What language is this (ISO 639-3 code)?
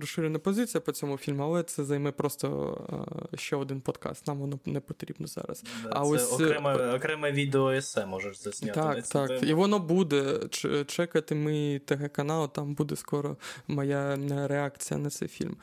ukr